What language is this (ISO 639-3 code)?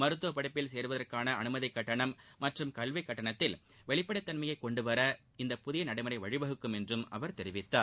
tam